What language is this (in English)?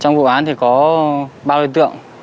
Vietnamese